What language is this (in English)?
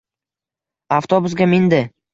Uzbek